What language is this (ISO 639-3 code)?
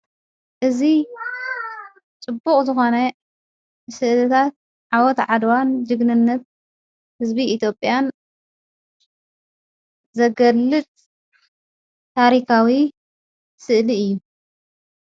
tir